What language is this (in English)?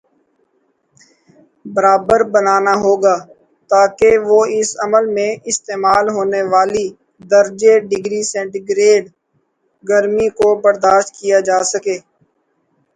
Urdu